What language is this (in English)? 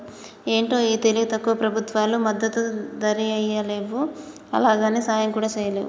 Telugu